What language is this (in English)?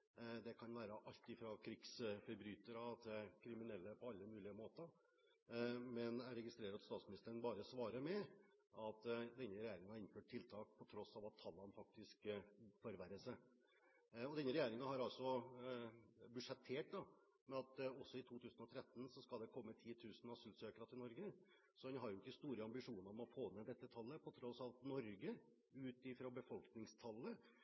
Norwegian Bokmål